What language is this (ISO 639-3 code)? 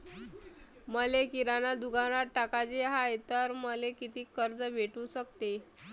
mar